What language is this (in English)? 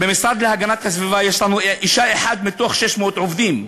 Hebrew